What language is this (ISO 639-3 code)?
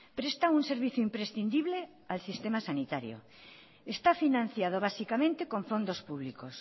spa